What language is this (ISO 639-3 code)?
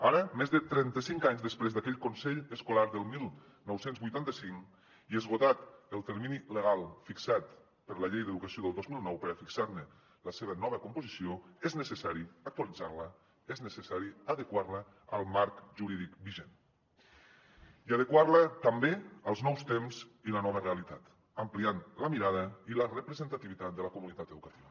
cat